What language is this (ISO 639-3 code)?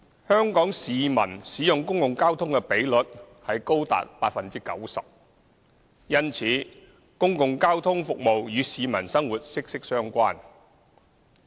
yue